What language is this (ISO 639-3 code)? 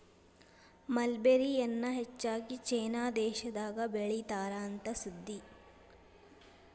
kan